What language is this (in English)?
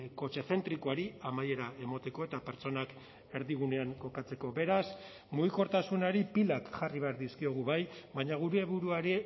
Basque